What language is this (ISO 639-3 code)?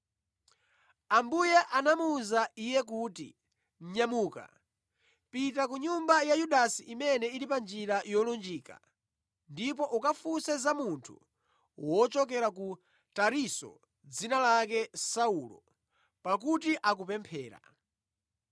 nya